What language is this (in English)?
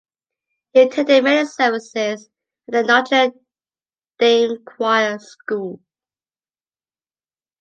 English